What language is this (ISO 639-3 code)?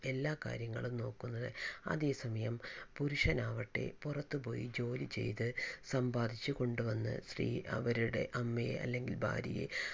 mal